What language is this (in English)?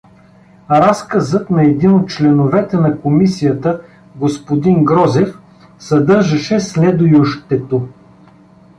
Bulgarian